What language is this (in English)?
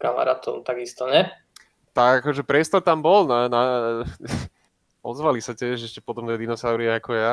Slovak